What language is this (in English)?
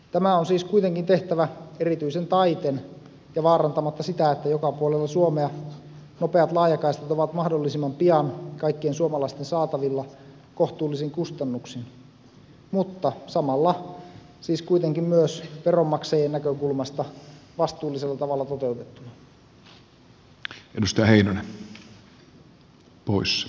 Finnish